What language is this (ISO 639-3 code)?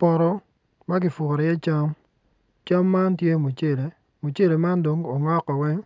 ach